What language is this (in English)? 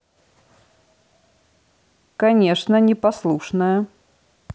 Russian